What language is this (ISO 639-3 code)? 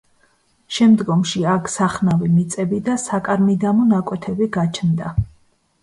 kat